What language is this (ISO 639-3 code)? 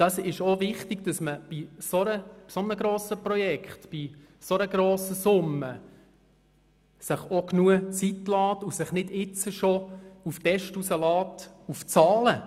gsw